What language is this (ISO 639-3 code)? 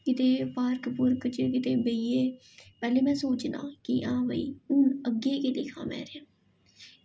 doi